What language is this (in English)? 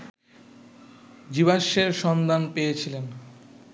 Bangla